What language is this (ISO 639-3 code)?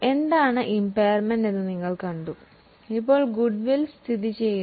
mal